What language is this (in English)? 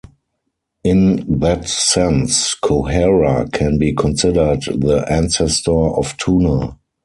English